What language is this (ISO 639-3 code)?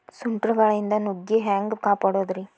kan